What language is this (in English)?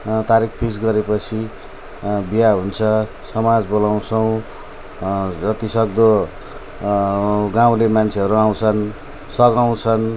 Nepali